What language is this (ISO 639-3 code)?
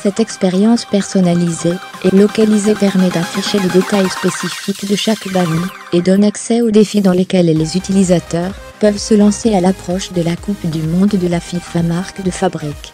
fra